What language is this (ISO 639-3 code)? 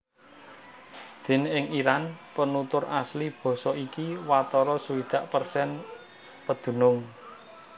jav